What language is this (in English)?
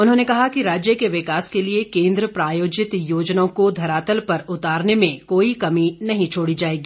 Hindi